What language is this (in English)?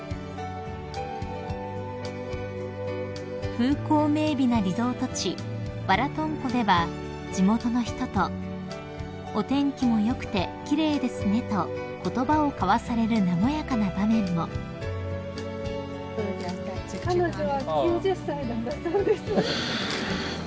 Japanese